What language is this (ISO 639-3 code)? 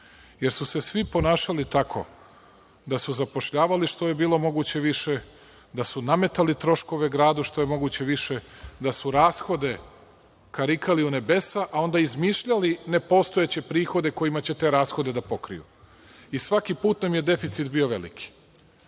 srp